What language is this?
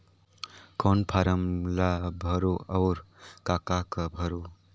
Chhattisgarhi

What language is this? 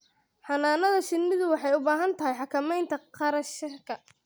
Somali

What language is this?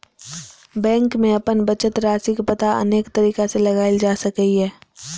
Maithili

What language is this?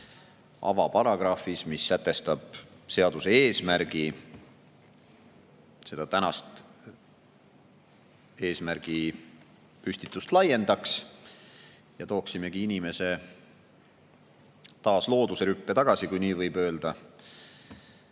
Estonian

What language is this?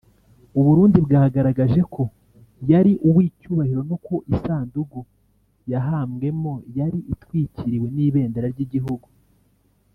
Kinyarwanda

